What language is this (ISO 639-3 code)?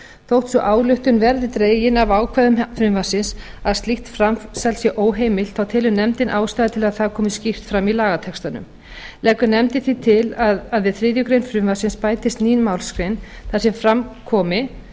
isl